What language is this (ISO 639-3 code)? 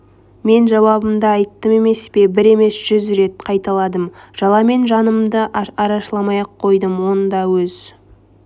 kaz